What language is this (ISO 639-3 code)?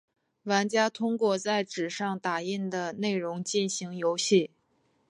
zho